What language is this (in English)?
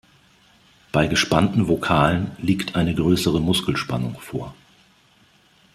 German